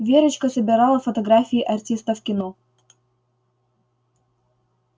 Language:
Russian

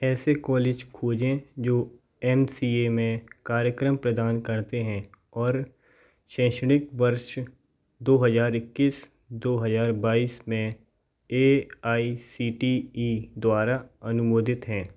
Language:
Hindi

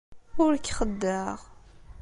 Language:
Kabyle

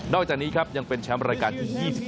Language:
Thai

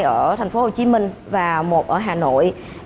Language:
Vietnamese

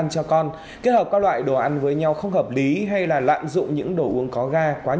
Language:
Vietnamese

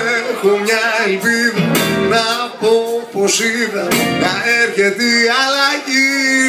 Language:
Greek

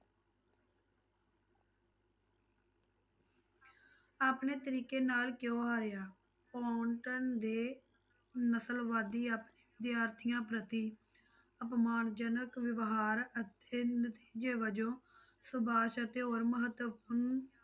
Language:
Punjabi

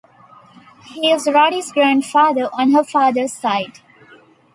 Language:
English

